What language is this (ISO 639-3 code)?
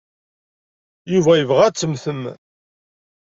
kab